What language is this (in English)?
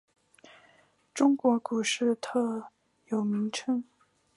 Chinese